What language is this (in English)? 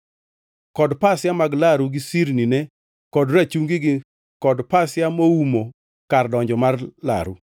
Luo (Kenya and Tanzania)